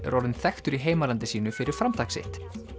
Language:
Icelandic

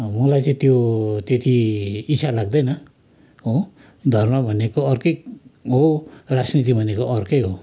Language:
Nepali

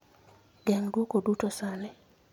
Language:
Luo (Kenya and Tanzania)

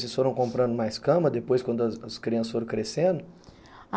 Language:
Portuguese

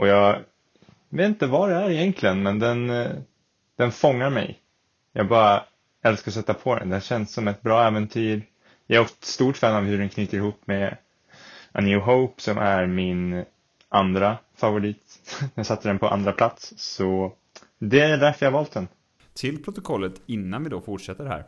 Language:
Swedish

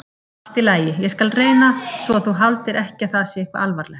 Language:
Icelandic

